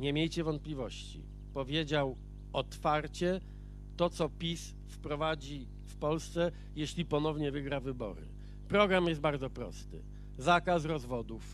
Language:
Polish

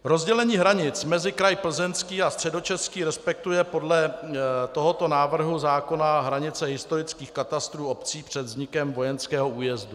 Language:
Czech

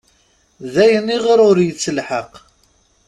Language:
Kabyle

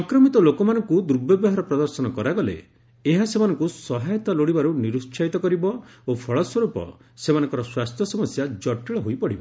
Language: Odia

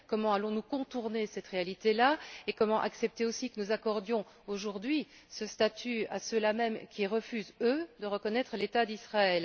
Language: French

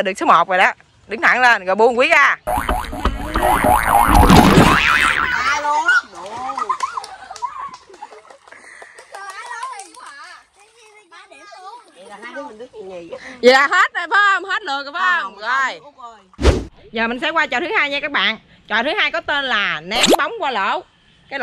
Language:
Vietnamese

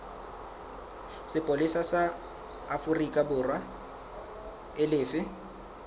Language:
Southern Sotho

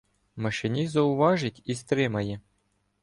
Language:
Ukrainian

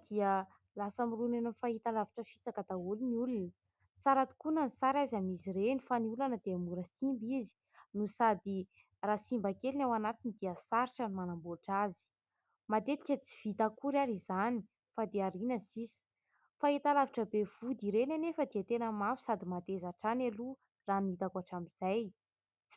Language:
Malagasy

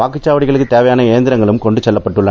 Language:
Tamil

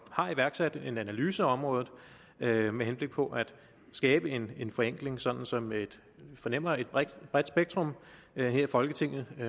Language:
Danish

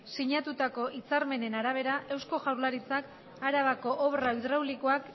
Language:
Basque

